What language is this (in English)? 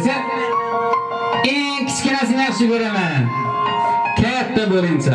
Turkish